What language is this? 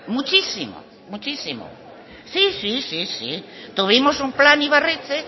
Spanish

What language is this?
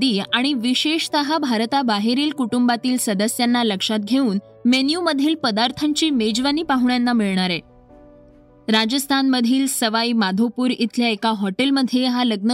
Marathi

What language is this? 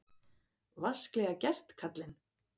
Icelandic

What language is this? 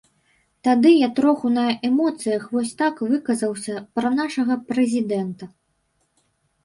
Belarusian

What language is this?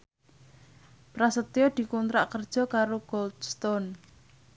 Javanese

